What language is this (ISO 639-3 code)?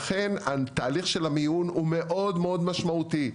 heb